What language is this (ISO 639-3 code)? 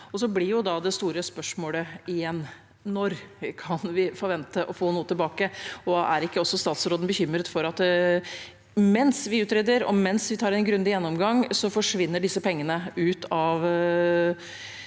nor